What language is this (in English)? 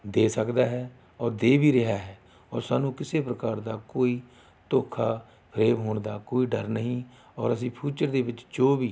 Punjabi